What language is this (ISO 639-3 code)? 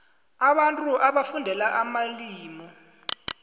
nbl